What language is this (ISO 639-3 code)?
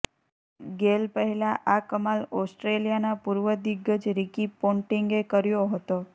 guj